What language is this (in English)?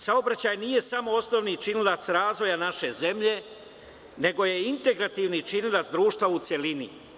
Serbian